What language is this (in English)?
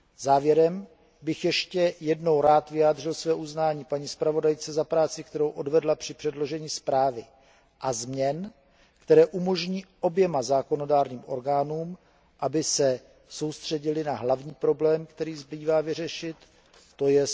Czech